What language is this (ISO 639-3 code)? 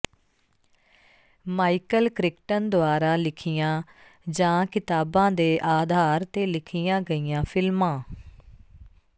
pan